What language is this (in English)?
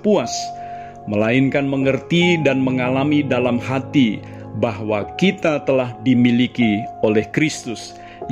Indonesian